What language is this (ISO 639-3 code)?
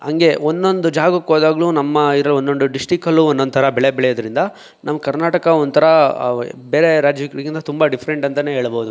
kan